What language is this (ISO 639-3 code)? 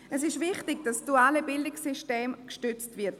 gsw